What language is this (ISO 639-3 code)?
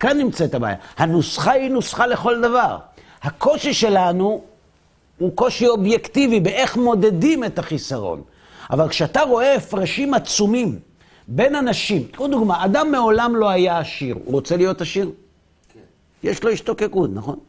heb